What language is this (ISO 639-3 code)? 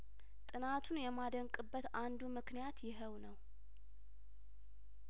amh